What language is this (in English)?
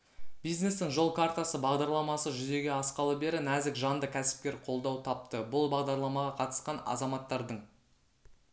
Kazakh